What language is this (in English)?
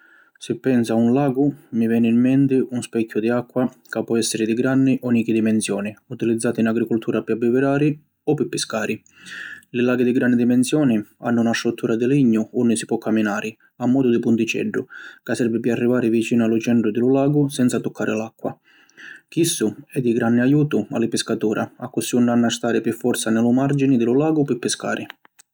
Sicilian